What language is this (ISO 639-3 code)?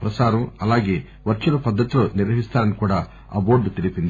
tel